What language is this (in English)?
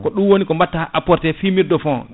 Fula